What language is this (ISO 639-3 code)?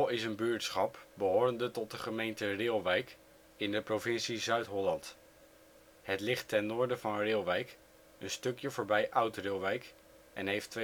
nld